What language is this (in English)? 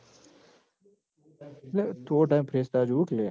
Gujarati